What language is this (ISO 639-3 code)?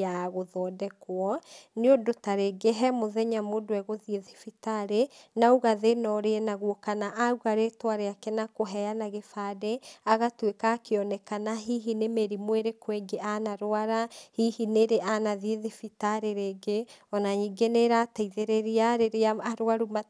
kik